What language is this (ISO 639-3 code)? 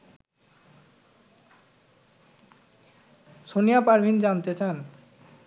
ben